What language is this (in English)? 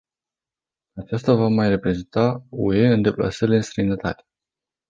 Romanian